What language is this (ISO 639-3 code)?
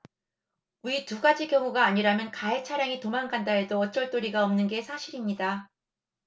kor